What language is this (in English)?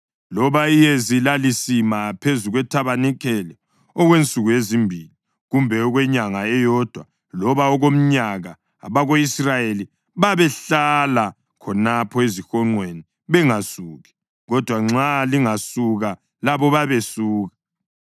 North Ndebele